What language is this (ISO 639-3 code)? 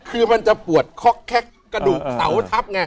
tha